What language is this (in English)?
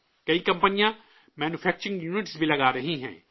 Urdu